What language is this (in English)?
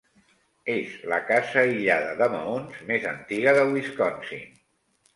Catalan